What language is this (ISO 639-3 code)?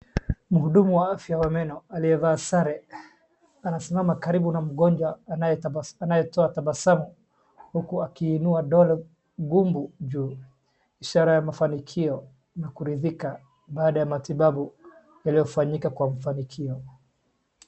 swa